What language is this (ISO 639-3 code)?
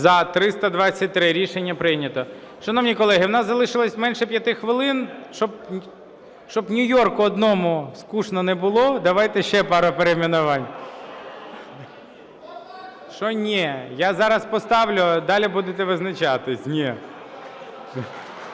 ukr